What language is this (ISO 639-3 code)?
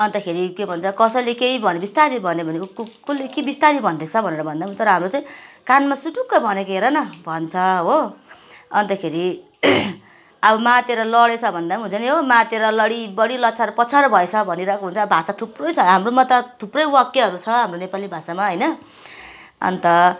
nep